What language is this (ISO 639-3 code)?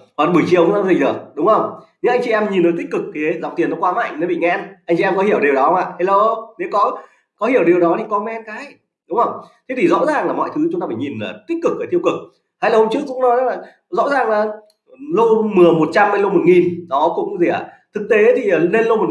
vie